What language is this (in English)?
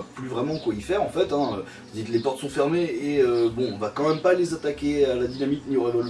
French